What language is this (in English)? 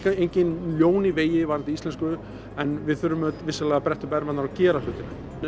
Icelandic